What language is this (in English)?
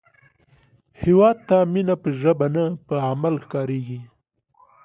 Pashto